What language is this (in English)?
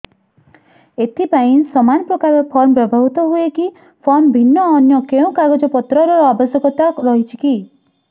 Odia